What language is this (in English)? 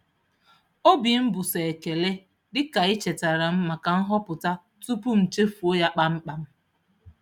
Igbo